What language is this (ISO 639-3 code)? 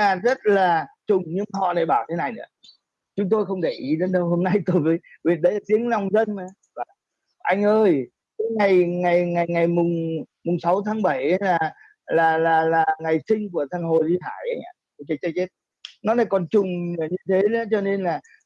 vie